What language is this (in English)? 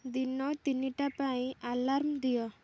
Odia